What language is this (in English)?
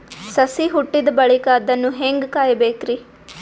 Kannada